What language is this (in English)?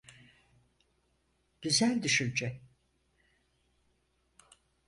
Turkish